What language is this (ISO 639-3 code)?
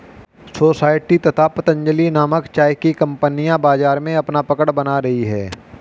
hin